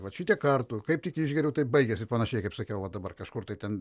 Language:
Lithuanian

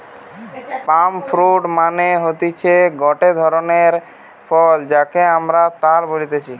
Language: Bangla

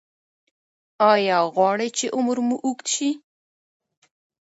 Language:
Pashto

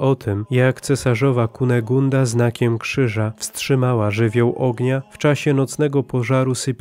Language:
Polish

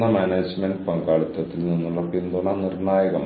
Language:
Malayalam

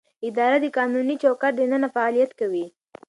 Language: Pashto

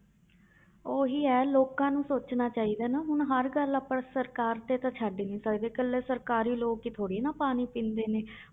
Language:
Punjabi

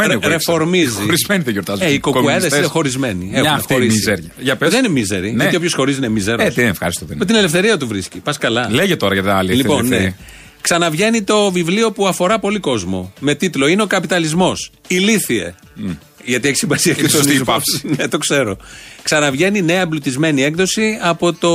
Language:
Greek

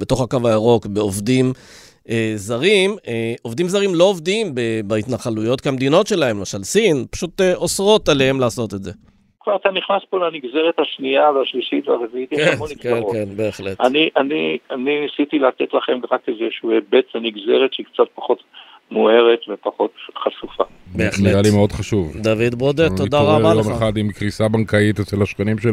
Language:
Hebrew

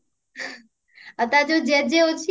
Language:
Odia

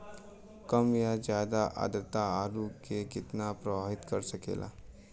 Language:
Bhojpuri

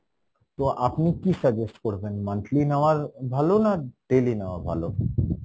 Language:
Bangla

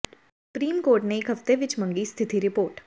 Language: Punjabi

